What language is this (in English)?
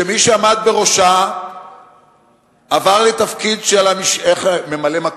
Hebrew